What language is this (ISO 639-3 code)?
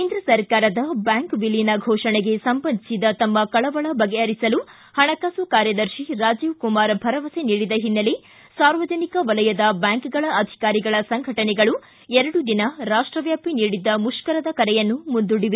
kan